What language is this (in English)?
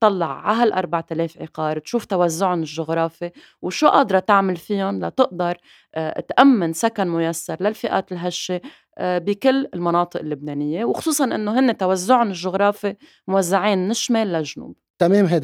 Arabic